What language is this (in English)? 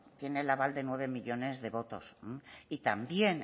Spanish